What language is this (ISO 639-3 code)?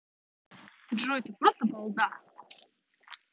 rus